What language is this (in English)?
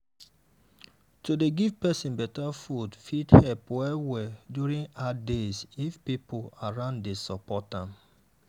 Nigerian Pidgin